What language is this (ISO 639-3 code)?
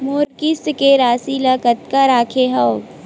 hne